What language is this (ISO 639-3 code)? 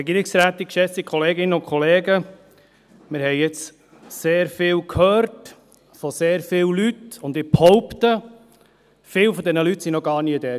gsw